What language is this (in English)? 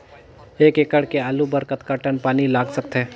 Chhattisgarhi